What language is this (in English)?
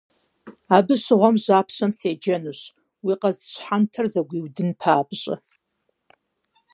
Kabardian